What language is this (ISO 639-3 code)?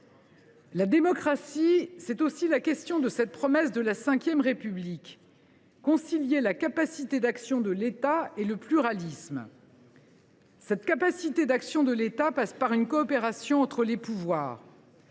fra